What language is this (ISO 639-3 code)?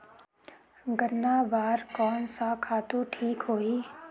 hne